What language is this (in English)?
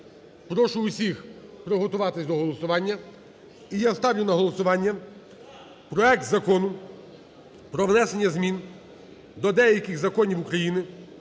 Ukrainian